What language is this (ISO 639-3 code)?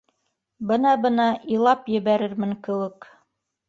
bak